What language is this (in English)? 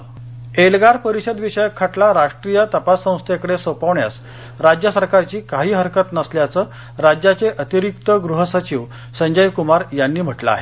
Marathi